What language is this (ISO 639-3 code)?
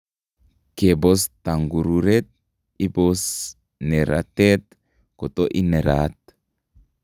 kln